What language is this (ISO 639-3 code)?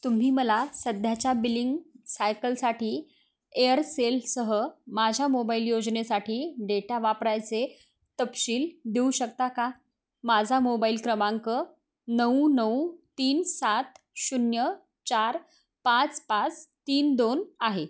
mar